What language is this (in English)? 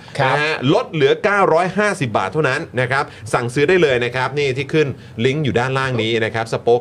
Thai